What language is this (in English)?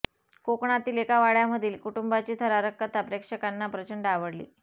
Marathi